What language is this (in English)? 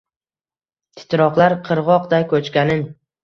Uzbek